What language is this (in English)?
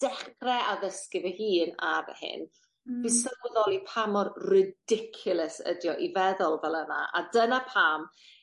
Welsh